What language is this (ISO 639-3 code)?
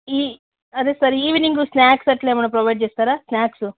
tel